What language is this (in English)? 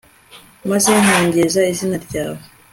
Kinyarwanda